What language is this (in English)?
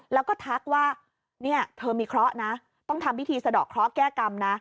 Thai